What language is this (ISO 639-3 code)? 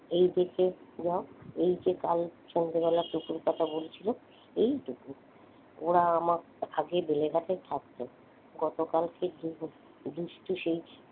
ben